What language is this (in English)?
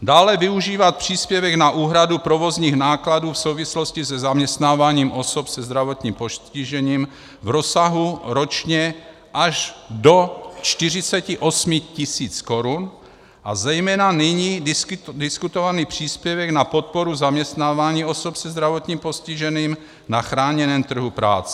Czech